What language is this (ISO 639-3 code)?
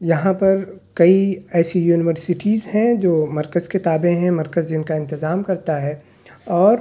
urd